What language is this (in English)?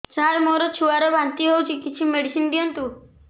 Odia